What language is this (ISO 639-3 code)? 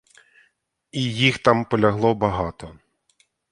ukr